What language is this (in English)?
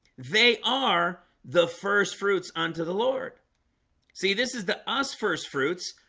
English